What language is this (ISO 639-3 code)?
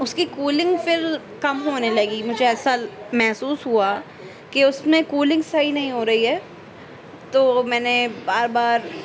urd